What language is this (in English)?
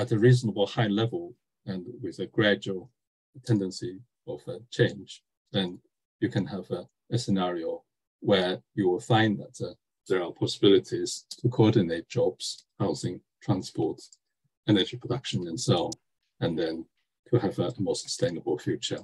English